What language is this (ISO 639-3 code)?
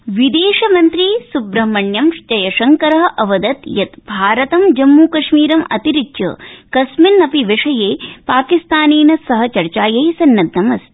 san